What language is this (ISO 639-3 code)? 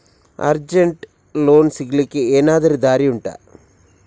kan